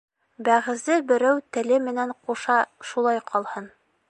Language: Bashkir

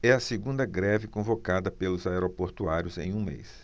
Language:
Portuguese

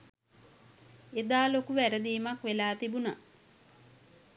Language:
Sinhala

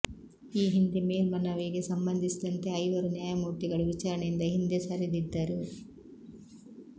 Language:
Kannada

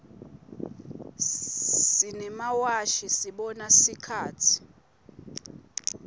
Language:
Swati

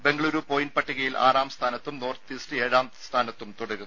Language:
Malayalam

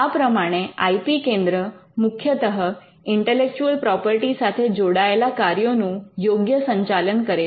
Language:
Gujarati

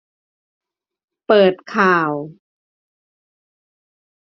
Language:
Thai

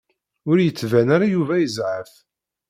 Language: Kabyle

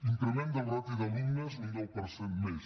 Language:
Catalan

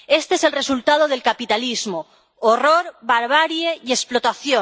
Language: Spanish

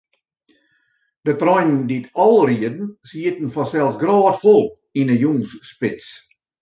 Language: Western Frisian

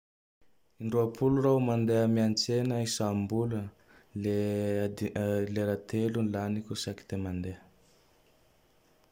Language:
Tandroy-Mahafaly Malagasy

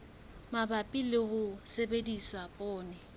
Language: Southern Sotho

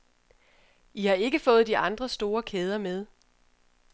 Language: Danish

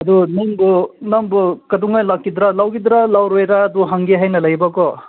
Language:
Manipuri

